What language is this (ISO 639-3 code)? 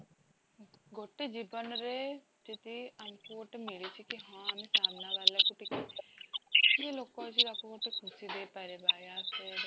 ori